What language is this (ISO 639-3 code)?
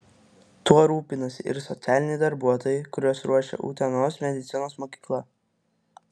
lit